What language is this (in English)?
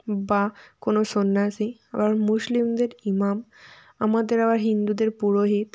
Bangla